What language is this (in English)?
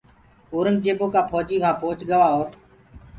Gurgula